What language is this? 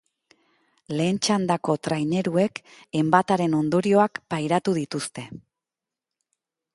Basque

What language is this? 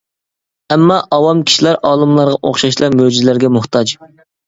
Uyghur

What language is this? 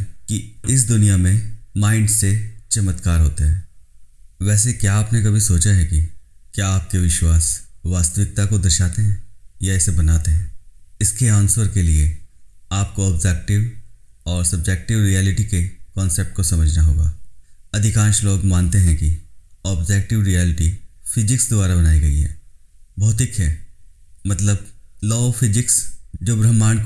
Hindi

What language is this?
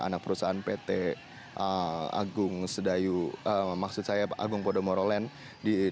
Indonesian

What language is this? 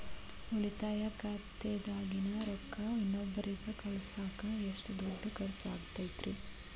Kannada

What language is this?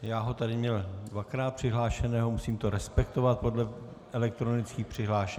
Czech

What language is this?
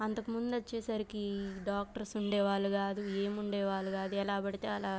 Telugu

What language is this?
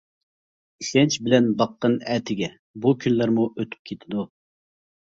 Uyghur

